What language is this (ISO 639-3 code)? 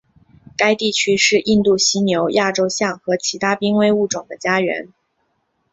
zho